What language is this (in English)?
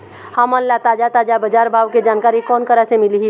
Chhattisgarhi